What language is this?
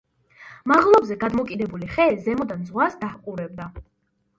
Georgian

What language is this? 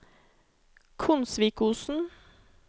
Norwegian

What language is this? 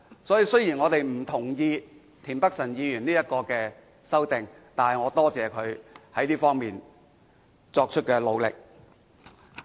Cantonese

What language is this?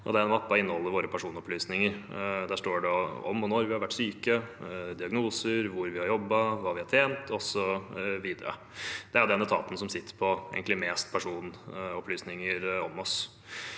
Norwegian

